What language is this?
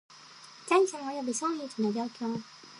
Japanese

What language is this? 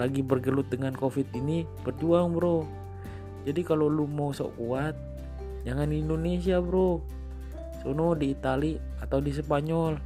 Indonesian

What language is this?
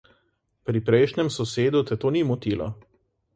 Slovenian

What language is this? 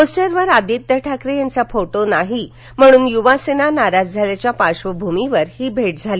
Marathi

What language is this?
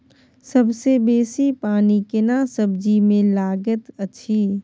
Maithili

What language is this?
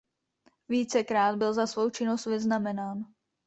Czech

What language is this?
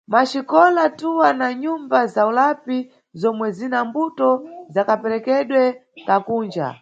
Nyungwe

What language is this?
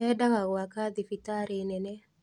Kikuyu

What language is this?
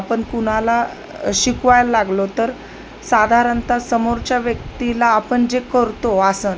Marathi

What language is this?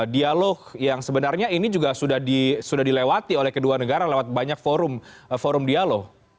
Indonesian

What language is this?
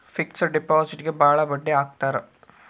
Kannada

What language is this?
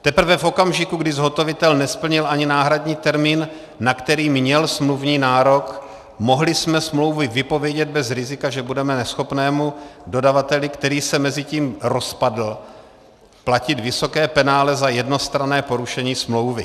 Czech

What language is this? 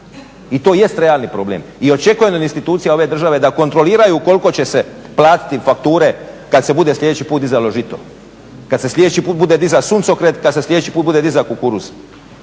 Croatian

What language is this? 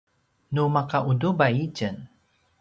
Paiwan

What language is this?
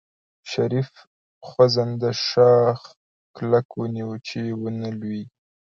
Pashto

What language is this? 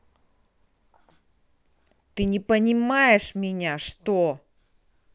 Russian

